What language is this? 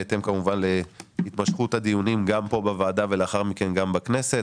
Hebrew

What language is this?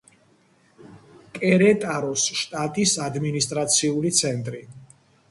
Georgian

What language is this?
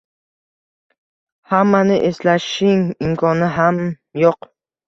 Uzbek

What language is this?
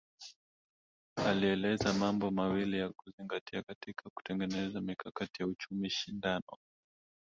Swahili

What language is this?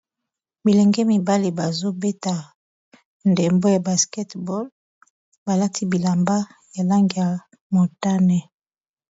Lingala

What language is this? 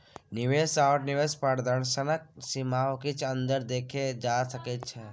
Maithili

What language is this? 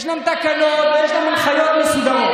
Hebrew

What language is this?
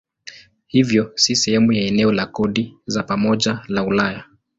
Swahili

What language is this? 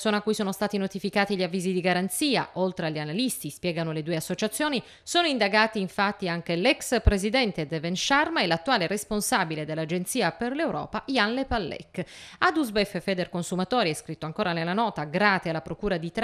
Italian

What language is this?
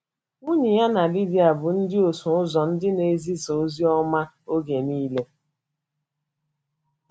Igbo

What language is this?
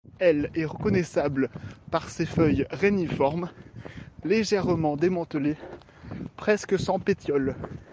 French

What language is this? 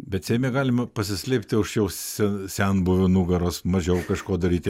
Lithuanian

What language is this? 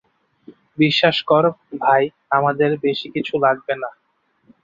Bangla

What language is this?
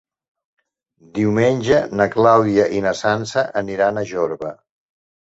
Catalan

